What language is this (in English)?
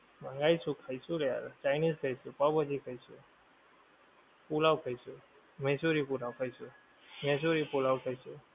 Gujarati